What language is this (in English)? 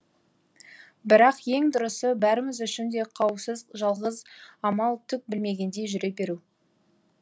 Kazakh